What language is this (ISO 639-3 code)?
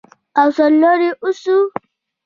pus